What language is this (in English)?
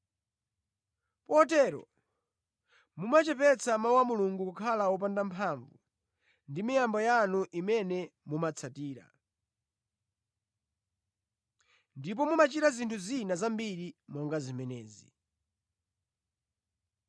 Nyanja